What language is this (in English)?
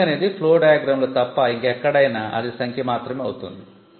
Telugu